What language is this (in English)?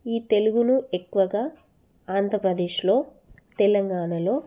Telugu